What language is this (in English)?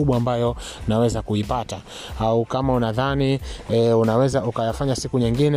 Swahili